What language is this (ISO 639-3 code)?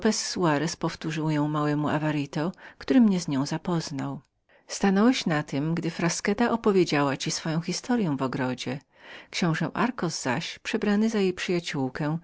pol